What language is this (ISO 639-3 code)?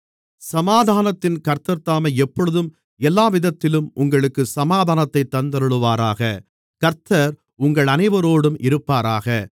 tam